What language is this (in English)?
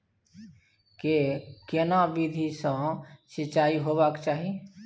Maithili